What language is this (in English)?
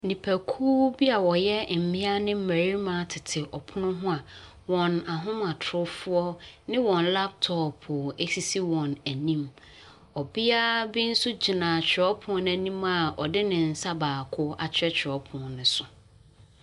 Akan